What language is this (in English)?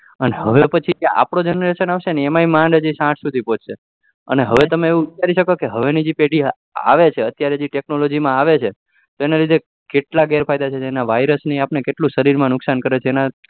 Gujarati